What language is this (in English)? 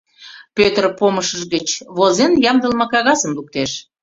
Mari